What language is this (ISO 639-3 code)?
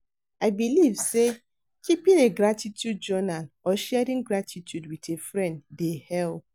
pcm